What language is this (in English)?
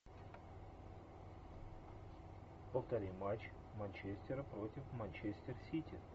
Russian